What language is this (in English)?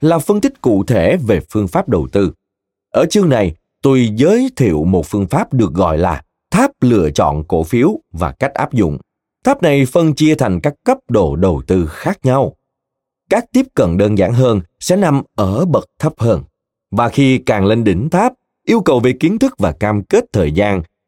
Vietnamese